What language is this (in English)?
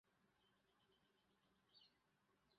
English